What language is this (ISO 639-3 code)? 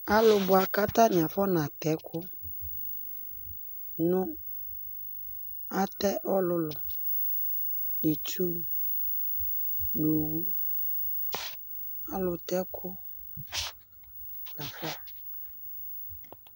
kpo